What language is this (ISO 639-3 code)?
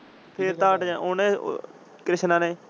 pan